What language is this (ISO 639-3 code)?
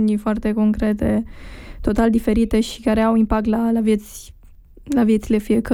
ron